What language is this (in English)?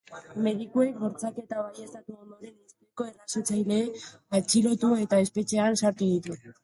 Basque